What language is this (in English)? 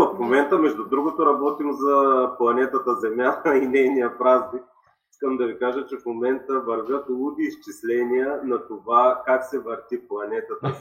Bulgarian